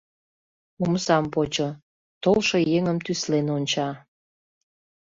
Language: Mari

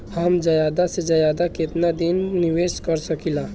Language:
Bhojpuri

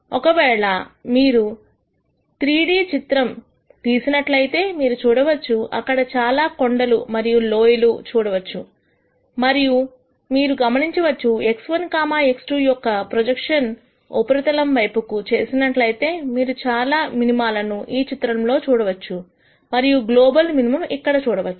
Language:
Telugu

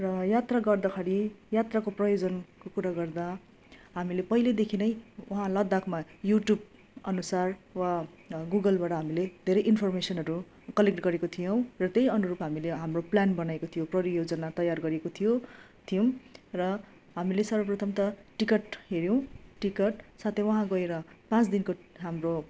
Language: Nepali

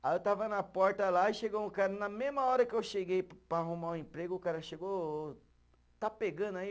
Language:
Portuguese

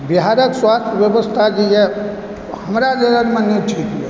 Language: Maithili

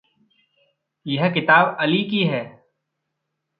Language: Hindi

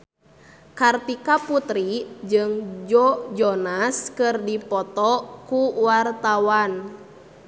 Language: Sundanese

